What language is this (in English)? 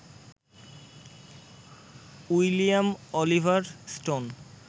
Bangla